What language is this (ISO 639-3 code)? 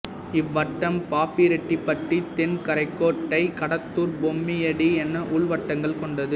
tam